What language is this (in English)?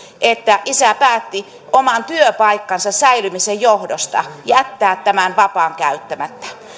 Finnish